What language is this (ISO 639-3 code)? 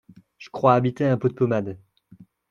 fra